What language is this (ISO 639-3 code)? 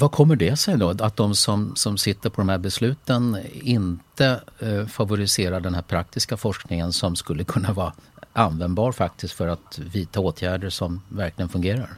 swe